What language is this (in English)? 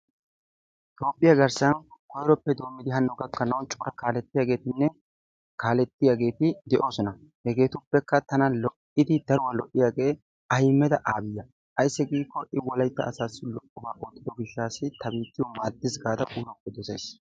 Wolaytta